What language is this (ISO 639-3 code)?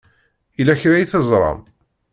kab